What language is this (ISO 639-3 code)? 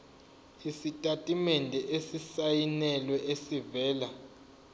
zul